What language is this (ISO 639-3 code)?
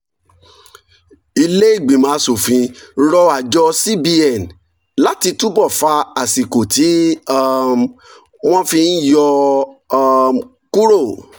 yor